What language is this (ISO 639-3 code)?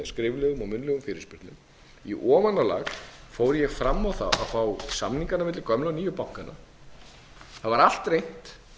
isl